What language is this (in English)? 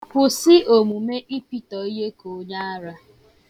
Igbo